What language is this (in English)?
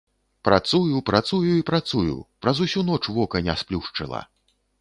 Belarusian